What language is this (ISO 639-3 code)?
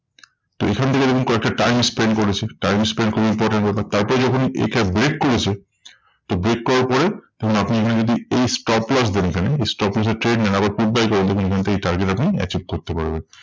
ben